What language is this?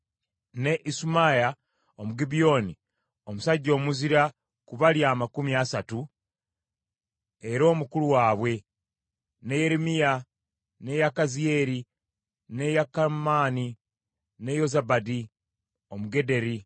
Ganda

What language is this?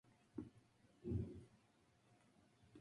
Spanish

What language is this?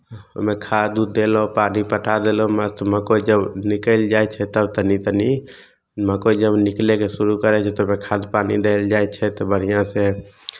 Maithili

